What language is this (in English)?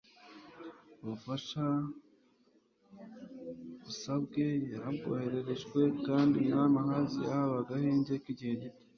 Kinyarwanda